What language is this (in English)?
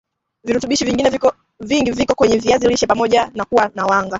Swahili